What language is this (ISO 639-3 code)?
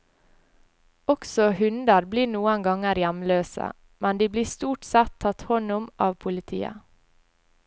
nor